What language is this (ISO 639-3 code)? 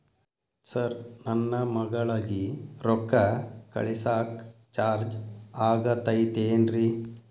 kan